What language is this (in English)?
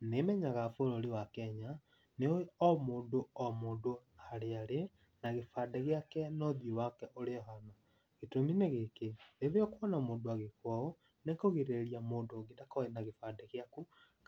Kikuyu